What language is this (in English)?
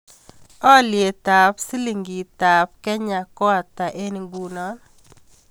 Kalenjin